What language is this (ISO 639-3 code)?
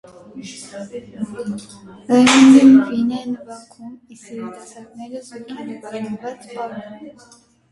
hye